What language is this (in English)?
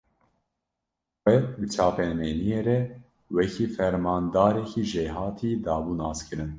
Kurdish